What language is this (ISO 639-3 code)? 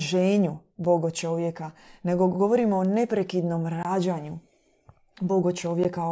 hrv